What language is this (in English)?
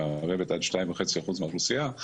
Hebrew